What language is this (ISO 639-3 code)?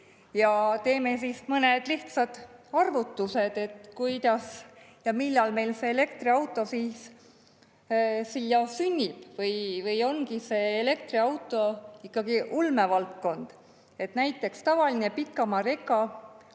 est